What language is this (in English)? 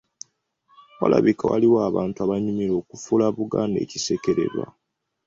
Ganda